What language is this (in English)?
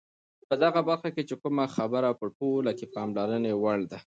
Pashto